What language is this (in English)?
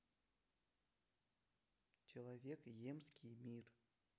Russian